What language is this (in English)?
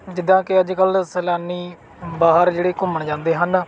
Punjabi